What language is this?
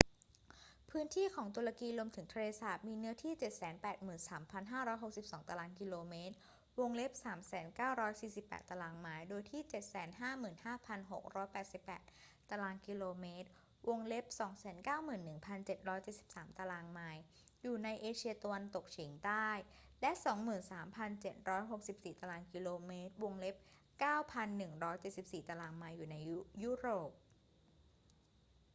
Thai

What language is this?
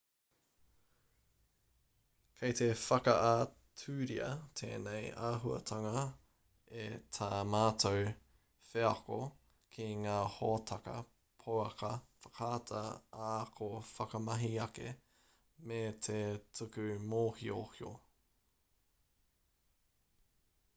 Māori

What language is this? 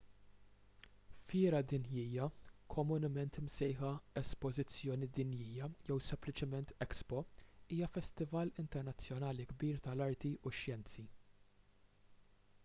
Maltese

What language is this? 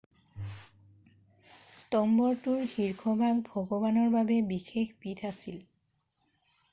Assamese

